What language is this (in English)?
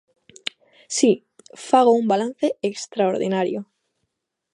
Galician